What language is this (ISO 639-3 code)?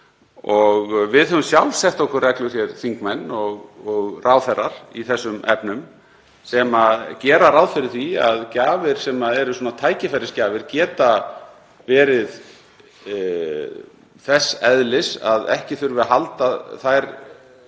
isl